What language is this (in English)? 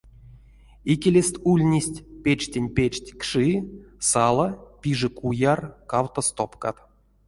Erzya